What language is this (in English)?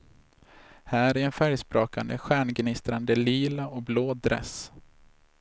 Swedish